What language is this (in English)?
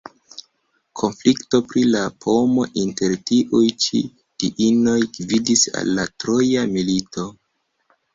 Esperanto